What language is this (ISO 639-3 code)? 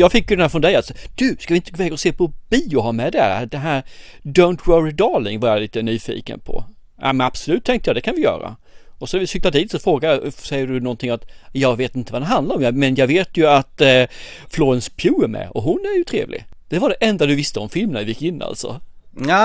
swe